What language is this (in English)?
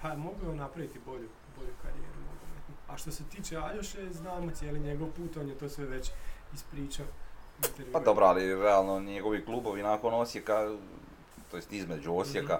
Croatian